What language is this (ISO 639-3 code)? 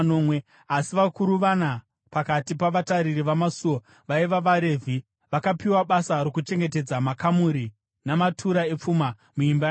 sna